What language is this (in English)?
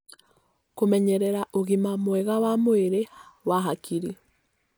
Kikuyu